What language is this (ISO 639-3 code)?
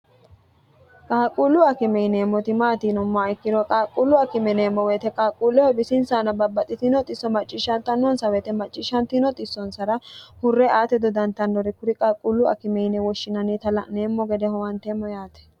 sid